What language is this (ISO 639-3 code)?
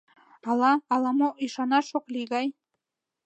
chm